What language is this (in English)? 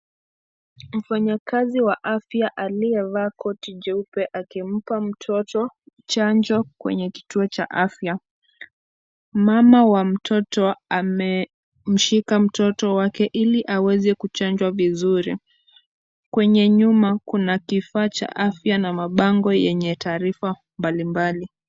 Swahili